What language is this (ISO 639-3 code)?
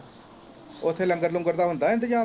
pan